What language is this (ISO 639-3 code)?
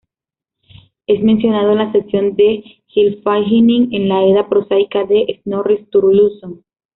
spa